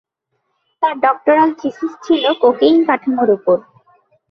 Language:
Bangla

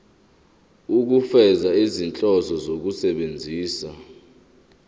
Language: Zulu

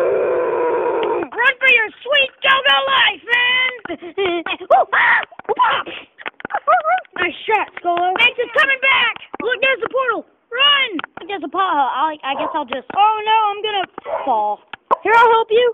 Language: English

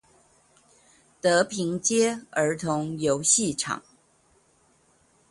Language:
Chinese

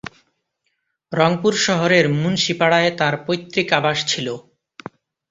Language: Bangla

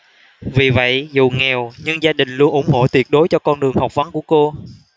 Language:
Vietnamese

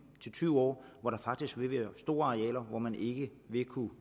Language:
Danish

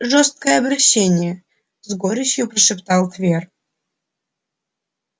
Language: Russian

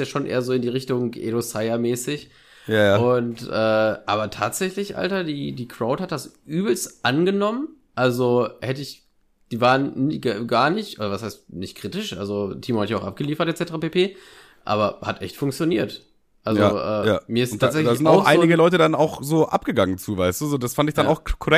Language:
German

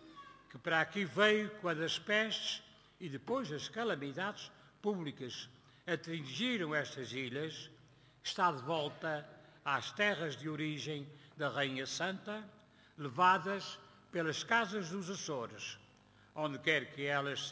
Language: Portuguese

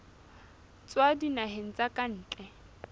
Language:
Southern Sotho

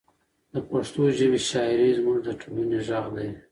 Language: Pashto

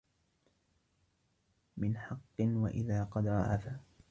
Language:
Arabic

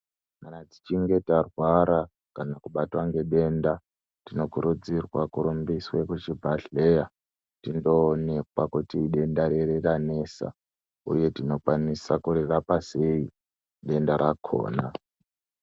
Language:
Ndau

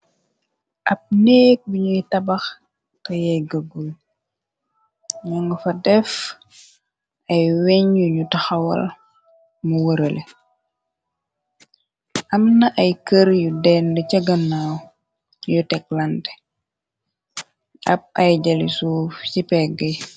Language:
Wolof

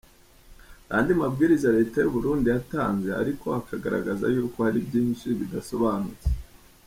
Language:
Kinyarwanda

